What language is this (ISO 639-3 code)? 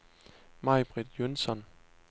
dan